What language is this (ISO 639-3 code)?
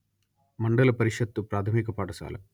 tel